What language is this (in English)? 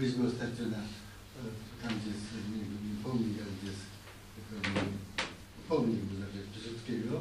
Polish